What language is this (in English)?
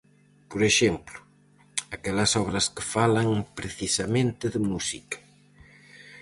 Galician